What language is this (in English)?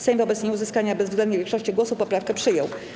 Polish